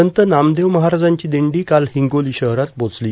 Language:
Marathi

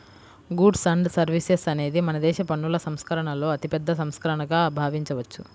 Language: Telugu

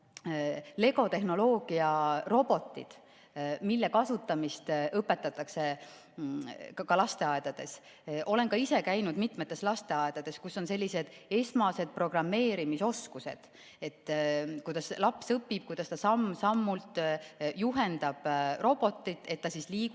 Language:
Estonian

